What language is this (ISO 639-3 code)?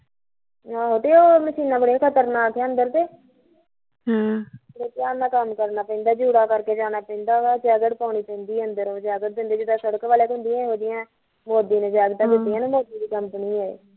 pan